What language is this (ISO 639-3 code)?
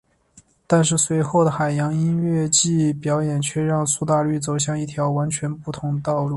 zho